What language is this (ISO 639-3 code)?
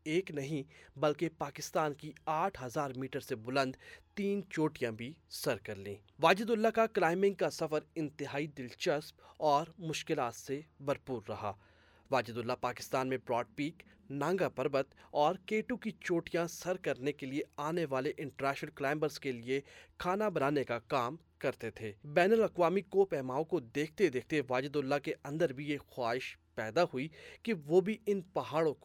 urd